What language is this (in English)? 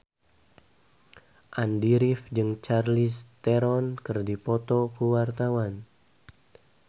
Sundanese